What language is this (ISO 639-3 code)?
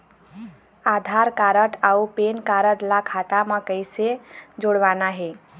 hne